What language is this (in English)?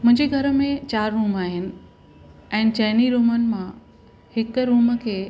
Sindhi